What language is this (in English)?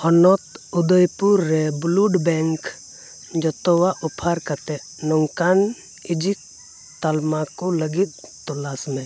Santali